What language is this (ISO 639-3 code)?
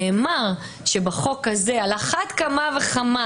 heb